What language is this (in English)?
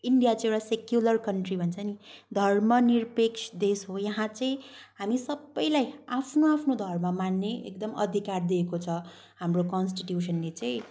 Nepali